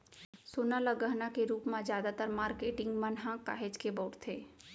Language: Chhattisgarhi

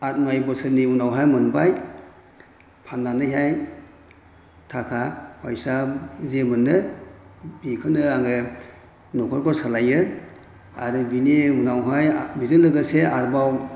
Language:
Bodo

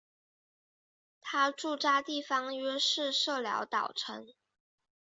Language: Chinese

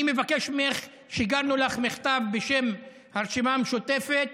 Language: Hebrew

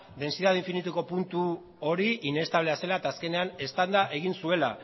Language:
Basque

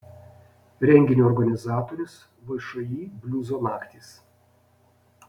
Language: Lithuanian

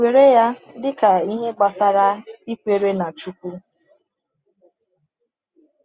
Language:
Igbo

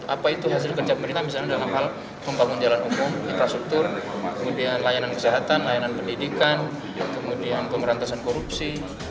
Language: Indonesian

